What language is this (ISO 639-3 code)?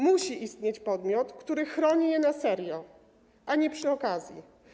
pol